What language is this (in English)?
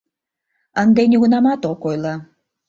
Mari